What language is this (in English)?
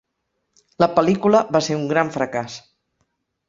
Catalan